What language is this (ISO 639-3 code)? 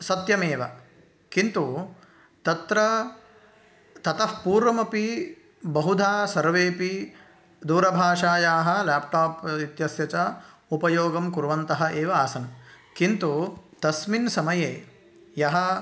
san